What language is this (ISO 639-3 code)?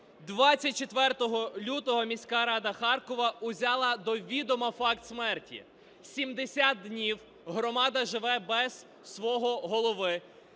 ukr